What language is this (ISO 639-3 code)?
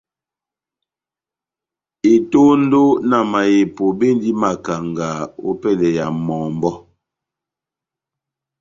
bnm